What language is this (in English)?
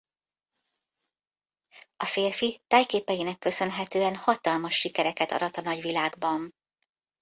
Hungarian